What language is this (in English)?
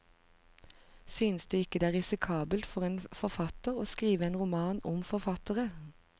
Norwegian